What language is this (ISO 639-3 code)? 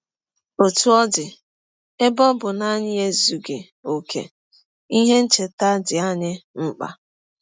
ibo